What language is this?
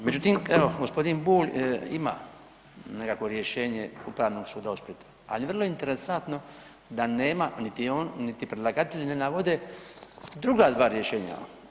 Croatian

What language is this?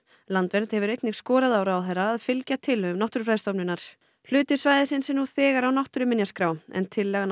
Icelandic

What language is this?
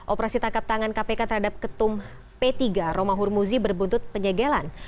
Indonesian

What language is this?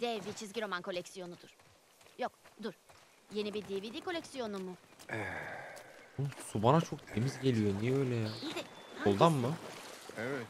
Turkish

